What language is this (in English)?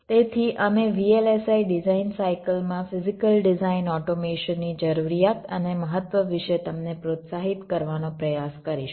Gujarati